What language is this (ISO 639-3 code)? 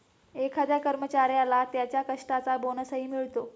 mar